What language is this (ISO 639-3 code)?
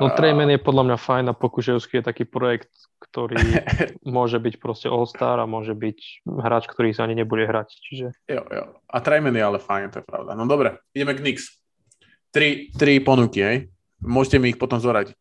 slk